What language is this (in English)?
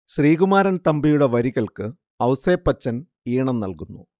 Malayalam